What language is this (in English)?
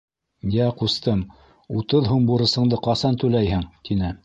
Bashkir